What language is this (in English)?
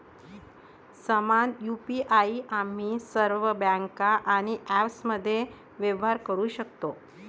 Marathi